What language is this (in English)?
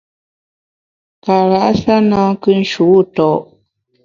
Bamun